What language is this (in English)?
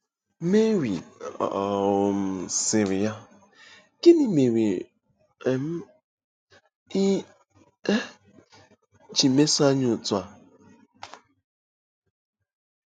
Igbo